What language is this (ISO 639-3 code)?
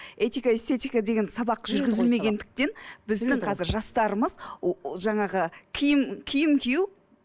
kaz